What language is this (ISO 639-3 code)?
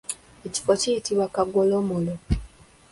lug